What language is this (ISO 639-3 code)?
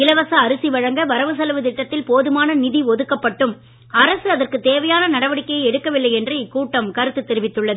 tam